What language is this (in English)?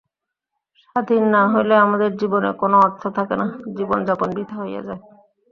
Bangla